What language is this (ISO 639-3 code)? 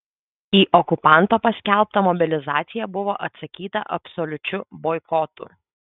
lit